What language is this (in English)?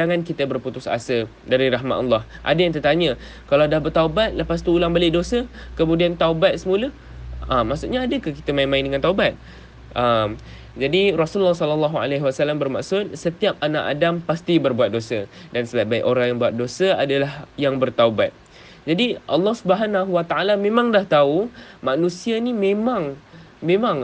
Malay